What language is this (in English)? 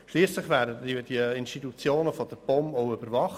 Swiss German